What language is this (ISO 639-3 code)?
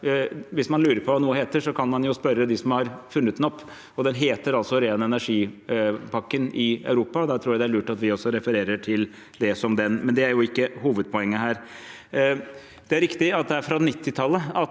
nor